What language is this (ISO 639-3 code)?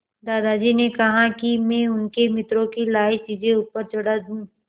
hin